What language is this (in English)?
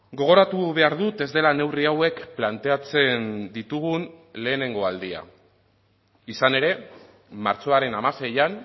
Basque